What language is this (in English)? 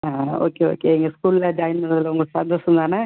Tamil